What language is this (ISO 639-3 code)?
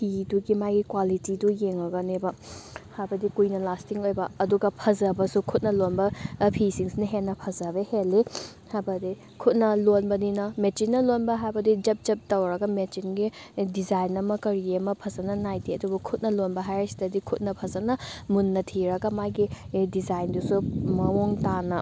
mni